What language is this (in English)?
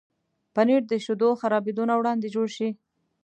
Pashto